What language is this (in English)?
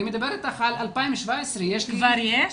Hebrew